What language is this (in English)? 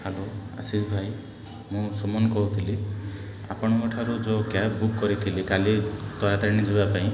Odia